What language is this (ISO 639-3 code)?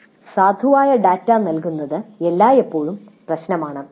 mal